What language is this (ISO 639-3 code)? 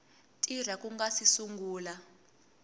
tso